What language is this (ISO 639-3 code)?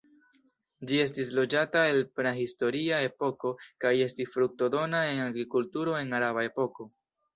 epo